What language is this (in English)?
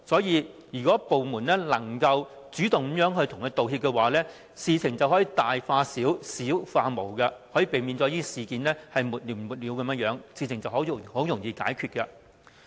Cantonese